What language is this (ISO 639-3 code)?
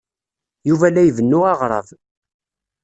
kab